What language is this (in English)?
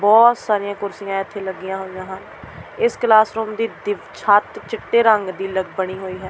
Punjabi